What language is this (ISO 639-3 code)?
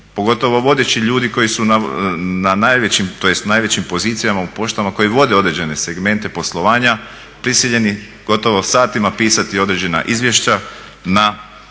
hrv